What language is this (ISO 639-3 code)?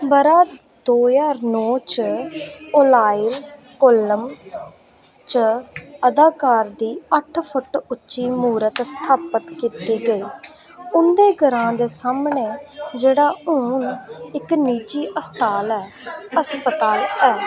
doi